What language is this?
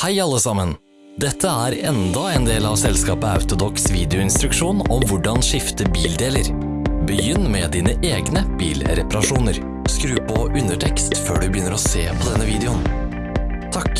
Norwegian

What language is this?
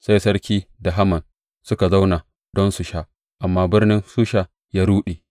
Hausa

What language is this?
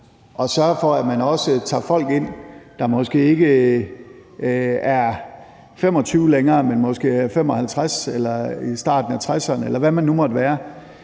Danish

